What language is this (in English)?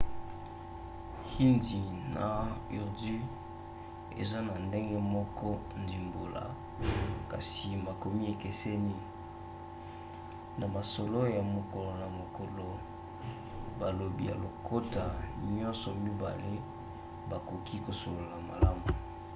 Lingala